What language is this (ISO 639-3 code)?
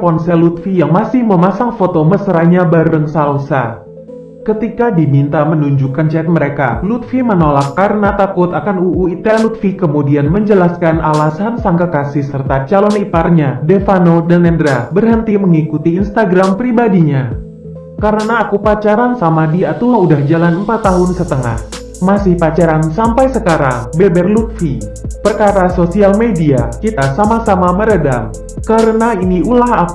ind